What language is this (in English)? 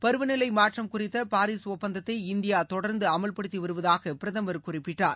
Tamil